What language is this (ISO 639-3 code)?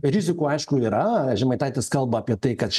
lit